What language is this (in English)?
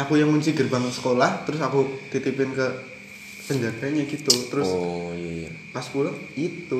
Indonesian